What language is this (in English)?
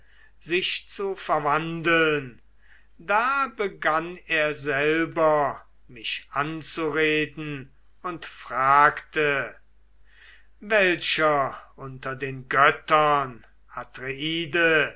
German